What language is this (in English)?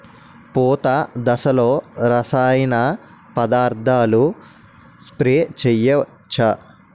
Telugu